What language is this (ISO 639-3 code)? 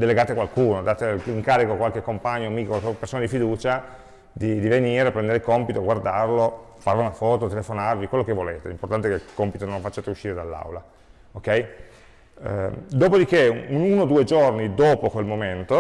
ita